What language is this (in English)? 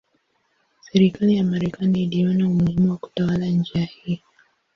Swahili